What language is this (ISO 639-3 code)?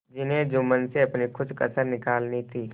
hin